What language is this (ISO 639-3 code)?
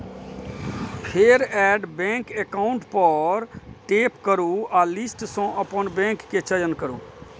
mai